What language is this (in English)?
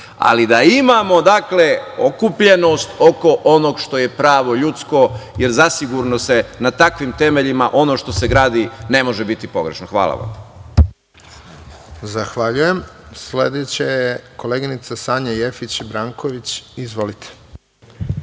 Serbian